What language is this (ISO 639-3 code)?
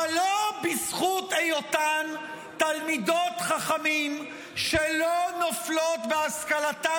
heb